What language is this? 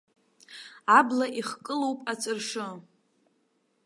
Abkhazian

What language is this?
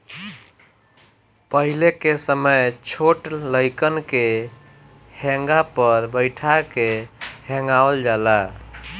Bhojpuri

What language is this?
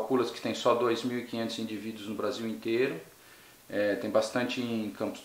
Portuguese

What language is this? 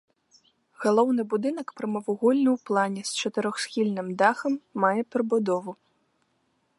Belarusian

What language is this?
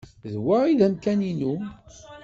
Kabyle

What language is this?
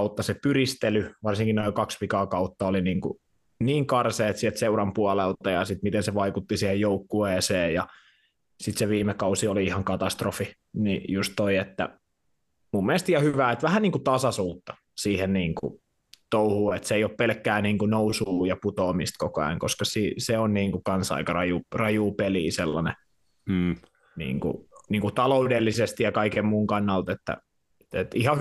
Finnish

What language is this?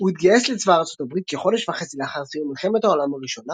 Hebrew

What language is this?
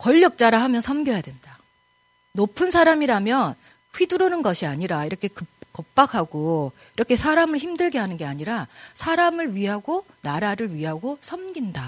Korean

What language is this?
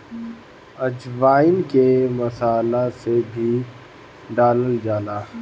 Bhojpuri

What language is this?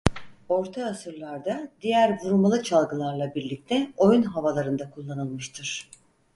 Turkish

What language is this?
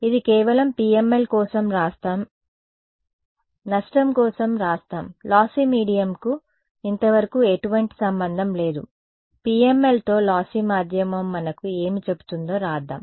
Telugu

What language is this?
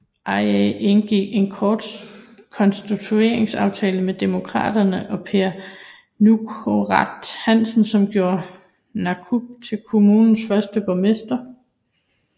Danish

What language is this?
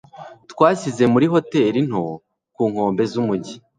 Kinyarwanda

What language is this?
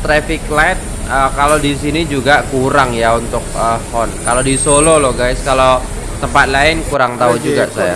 Indonesian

